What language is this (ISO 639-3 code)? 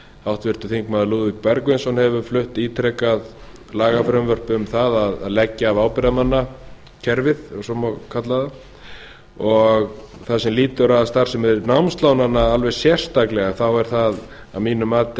isl